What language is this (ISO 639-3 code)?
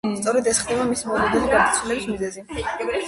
kat